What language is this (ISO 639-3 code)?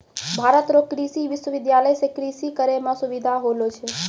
mai